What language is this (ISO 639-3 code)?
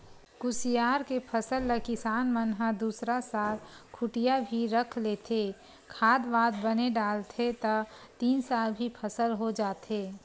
hne